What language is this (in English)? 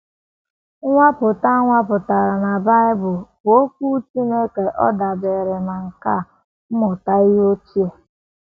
Igbo